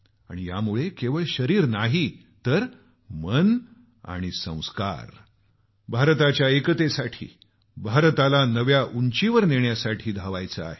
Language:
Marathi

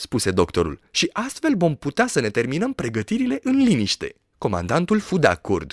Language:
Romanian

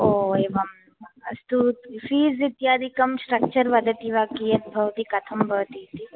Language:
Sanskrit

